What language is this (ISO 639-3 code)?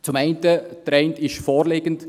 gsw